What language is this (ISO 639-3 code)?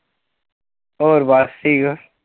pan